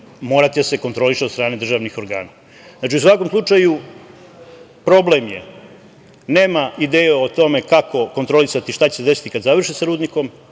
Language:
Serbian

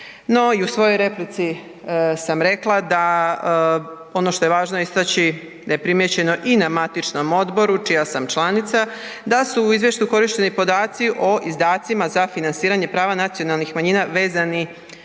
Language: Croatian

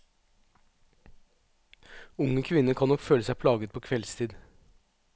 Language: Norwegian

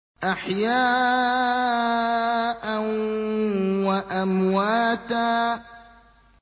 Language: Arabic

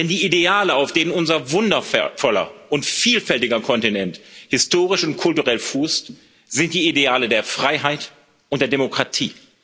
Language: German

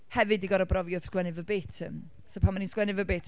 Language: Welsh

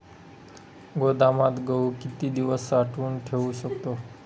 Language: Marathi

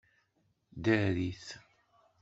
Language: Kabyle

